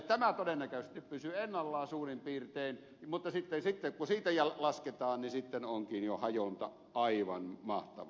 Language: Finnish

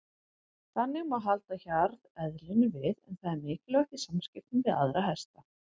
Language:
Icelandic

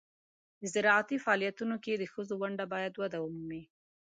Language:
Pashto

